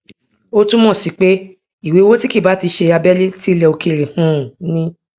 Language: Yoruba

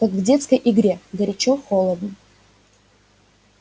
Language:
Russian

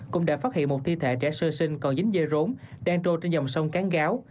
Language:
Vietnamese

